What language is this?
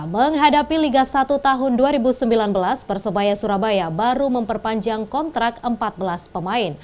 Indonesian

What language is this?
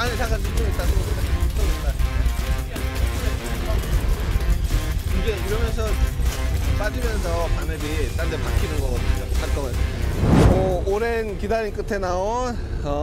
Korean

